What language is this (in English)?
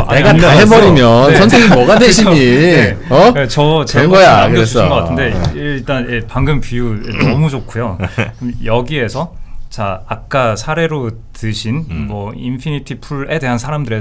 Korean